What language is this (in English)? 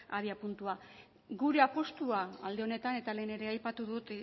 Basque